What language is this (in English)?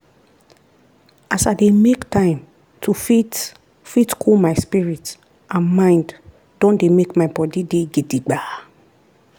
Nigerian Pidgin